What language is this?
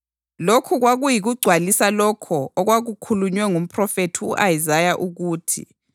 North Ndebele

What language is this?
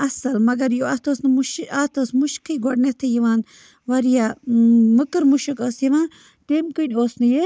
Kashmiri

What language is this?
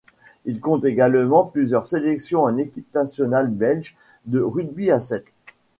French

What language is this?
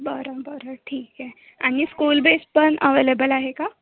Marathi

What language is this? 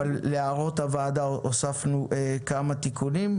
Hebrew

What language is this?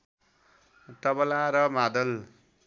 Nepali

